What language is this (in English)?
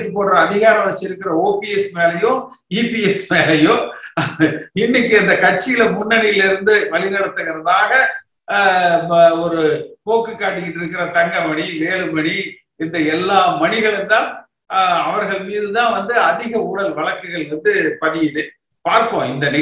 Tamil